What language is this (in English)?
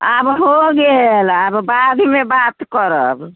Maithili